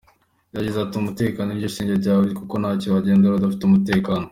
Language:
Kinyarwanda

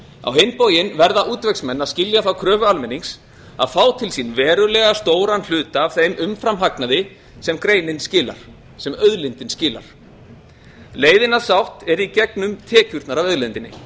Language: Icelandic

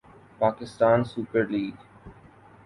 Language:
Urdu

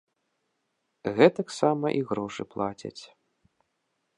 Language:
Belarusian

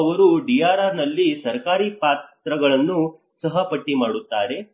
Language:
Kannada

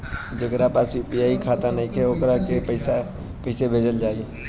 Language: Bhojpuri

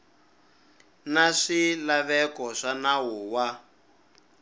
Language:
Tsonga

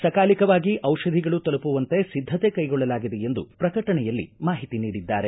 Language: Kannada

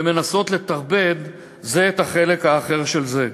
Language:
Hebrew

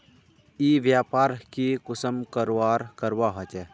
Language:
Magahi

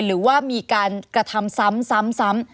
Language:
Thai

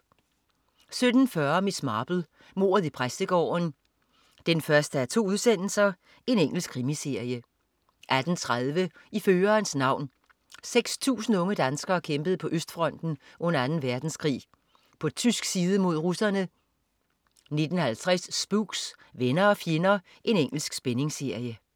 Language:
Danish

